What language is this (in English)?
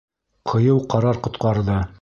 Bashkir